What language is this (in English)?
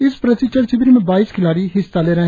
Hindi